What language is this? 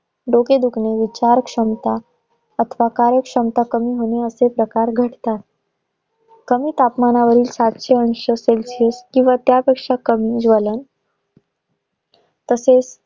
Marathi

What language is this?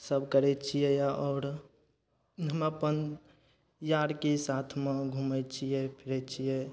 Maithili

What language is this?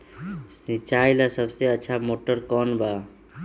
Magahi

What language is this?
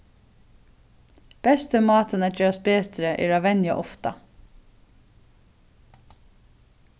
Faroese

